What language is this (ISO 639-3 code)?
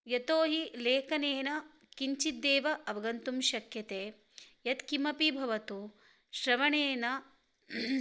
san